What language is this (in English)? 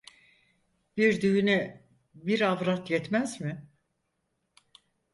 Turkish